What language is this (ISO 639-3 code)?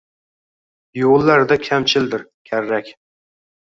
uzb